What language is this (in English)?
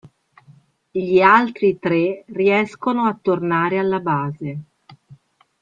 Italian